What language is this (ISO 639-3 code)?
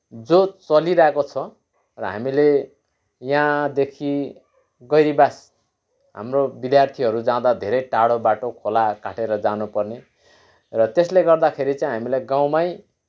nep